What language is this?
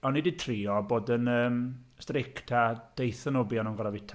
Welsh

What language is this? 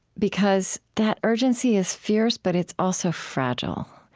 English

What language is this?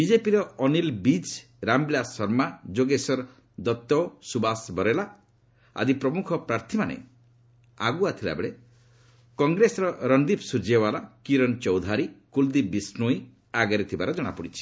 Odia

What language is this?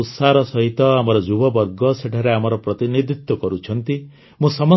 Odia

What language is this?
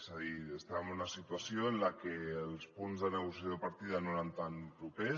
Catalan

